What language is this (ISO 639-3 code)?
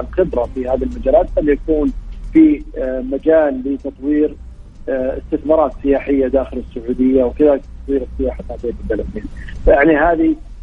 ara